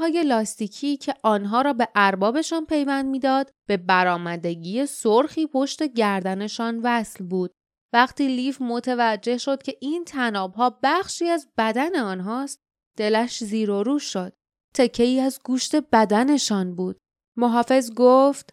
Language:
Persian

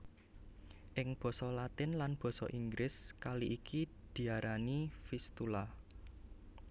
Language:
Javanese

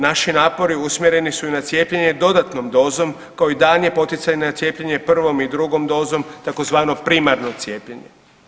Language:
Croatian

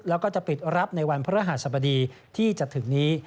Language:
Thai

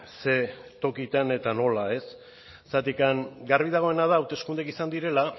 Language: Basque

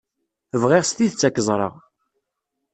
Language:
Kabyle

